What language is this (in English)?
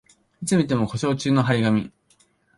Japanese